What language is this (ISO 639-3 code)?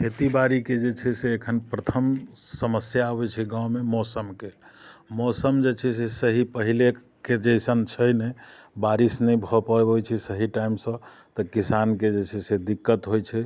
mai